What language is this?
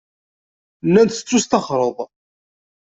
Kabyle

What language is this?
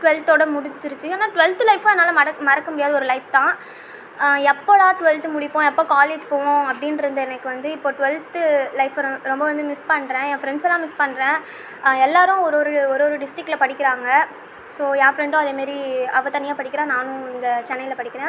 Tamil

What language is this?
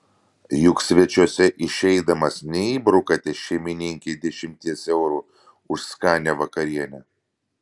Lithuanian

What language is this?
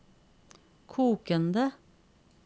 Norwegian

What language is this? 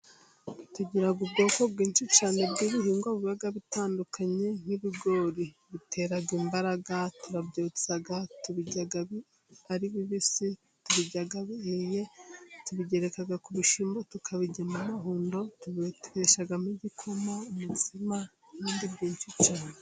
Kinyarwanda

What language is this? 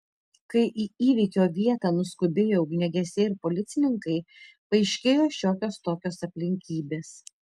Lithuanian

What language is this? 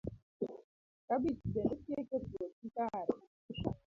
Luo (Kenya and Tanzania)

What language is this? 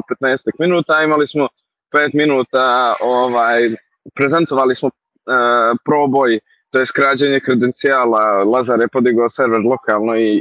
Croatian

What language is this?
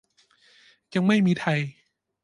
Thai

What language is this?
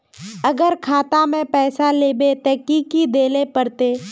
Magahi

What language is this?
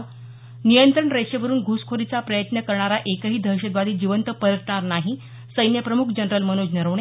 Marathi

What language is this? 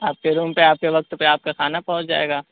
Urdu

